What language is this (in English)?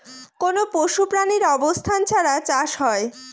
Bangla